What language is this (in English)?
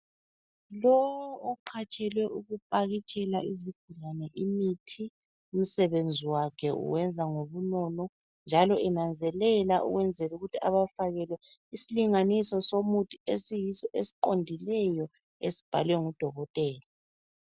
North Ndebele